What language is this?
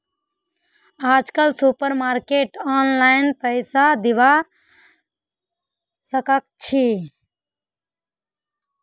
Magahi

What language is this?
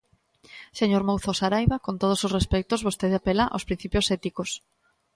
Galician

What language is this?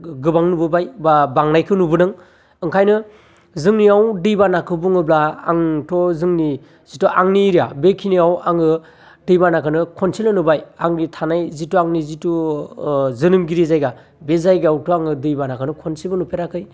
Bodo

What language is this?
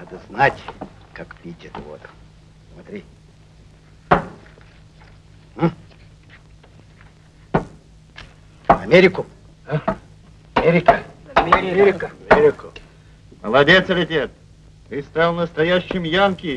Russian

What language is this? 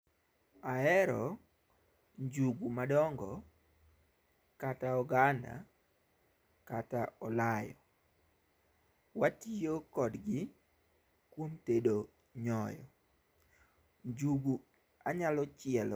Luo (Kenya and Tanzania)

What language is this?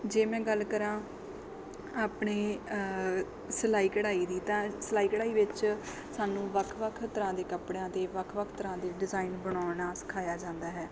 Punjabi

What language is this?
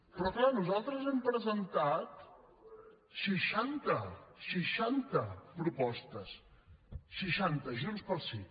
Catalan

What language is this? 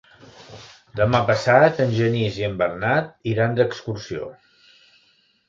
Catalan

